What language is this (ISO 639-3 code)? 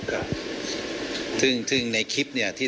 tha